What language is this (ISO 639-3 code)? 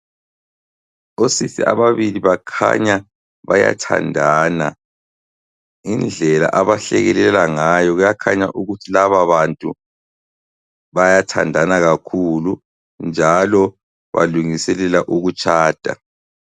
nde